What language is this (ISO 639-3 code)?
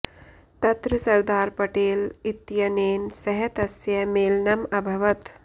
san